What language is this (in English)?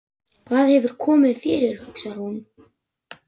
Icelandic